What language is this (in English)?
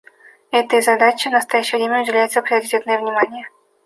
Russian